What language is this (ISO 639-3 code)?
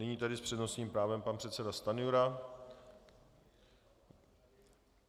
ces